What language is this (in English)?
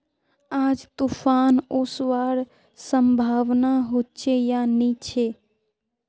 Magahi